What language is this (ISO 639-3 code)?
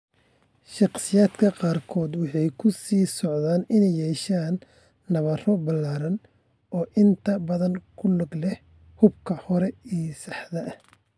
som